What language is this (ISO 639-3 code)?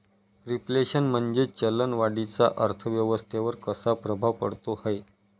mar